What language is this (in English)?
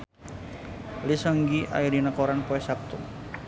Sundanese